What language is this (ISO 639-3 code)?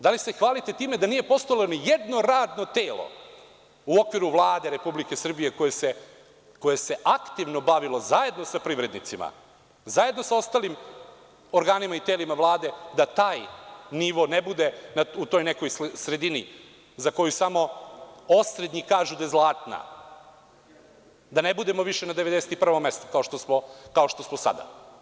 srp